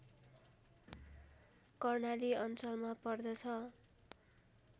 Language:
Nepali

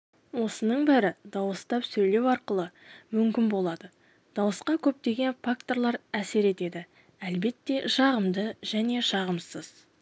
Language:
Kazakh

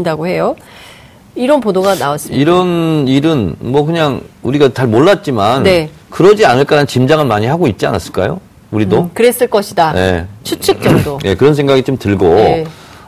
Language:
Korean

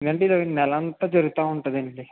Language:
Telugu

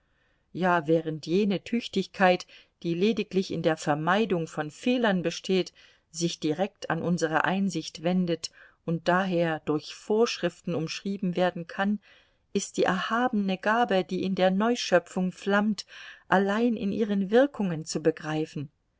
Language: German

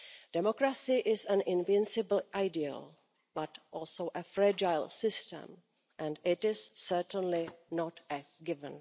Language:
English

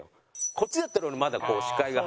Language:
Japanese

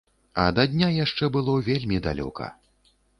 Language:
Belarusian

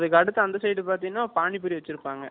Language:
Tamil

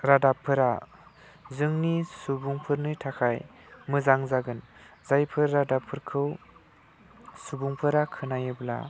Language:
Bodo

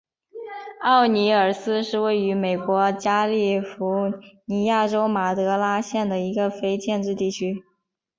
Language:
Chinese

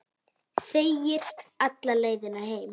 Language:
Icelandic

